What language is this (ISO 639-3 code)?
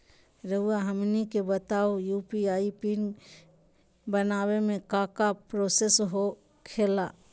mag